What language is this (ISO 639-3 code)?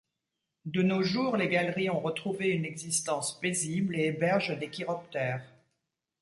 fra